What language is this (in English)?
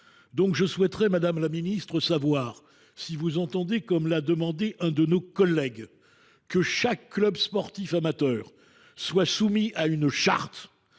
French